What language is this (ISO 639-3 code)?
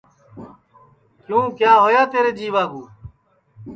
ssi